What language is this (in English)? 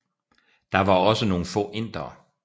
Danish